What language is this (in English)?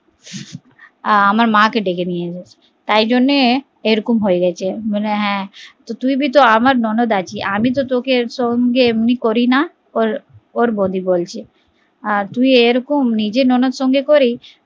Bangla